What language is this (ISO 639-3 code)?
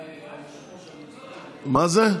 heb